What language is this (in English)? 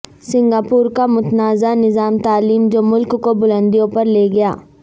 Urdu